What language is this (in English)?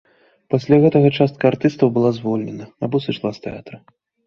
Belarusian